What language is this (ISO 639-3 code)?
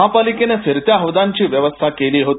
mar